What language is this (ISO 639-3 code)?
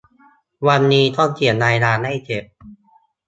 tha